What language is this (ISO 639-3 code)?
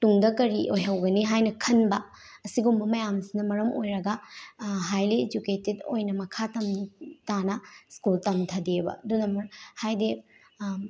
mni